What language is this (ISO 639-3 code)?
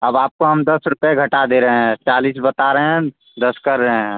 hin